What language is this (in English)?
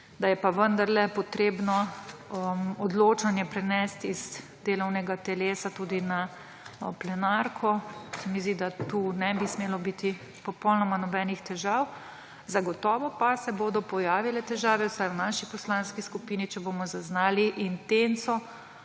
Slovenian